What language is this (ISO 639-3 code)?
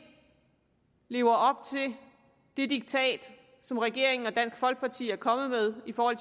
dan